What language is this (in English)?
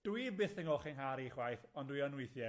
Welsh